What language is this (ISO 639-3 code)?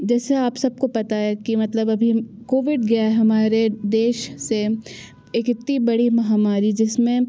hin